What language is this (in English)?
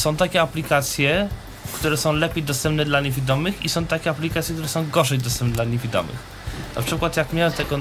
Polish